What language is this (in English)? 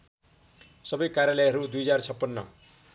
Nepali